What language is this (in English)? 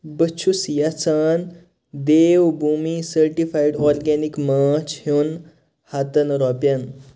Kashmiri